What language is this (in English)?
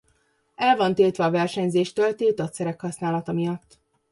Hungarian